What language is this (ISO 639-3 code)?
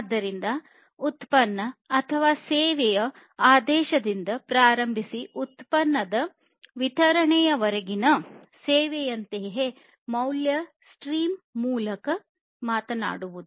kan